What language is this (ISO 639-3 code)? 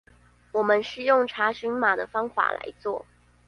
zho